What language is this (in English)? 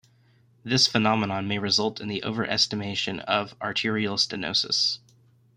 English